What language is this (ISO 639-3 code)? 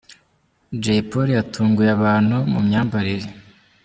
kin